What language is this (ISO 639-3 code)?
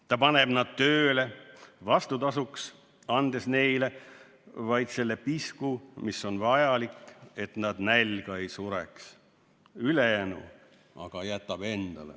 est